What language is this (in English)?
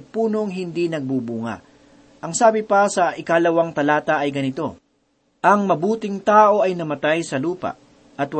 Filipino